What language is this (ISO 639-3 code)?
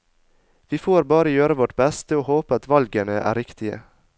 nor